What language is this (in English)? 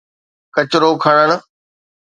Sindhi